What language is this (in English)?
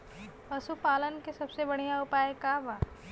Bhojpuri